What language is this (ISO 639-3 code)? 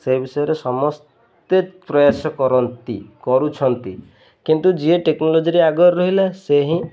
ori